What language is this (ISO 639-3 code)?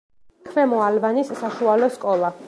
kat